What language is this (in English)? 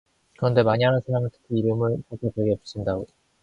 Korean